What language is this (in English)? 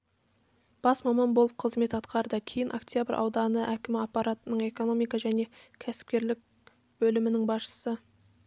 Kazakh